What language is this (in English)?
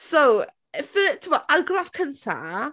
Welsh